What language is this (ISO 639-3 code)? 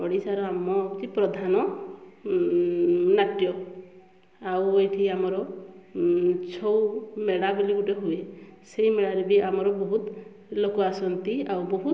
ori